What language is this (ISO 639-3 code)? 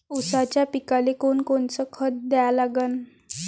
mar